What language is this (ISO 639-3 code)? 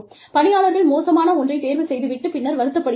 tam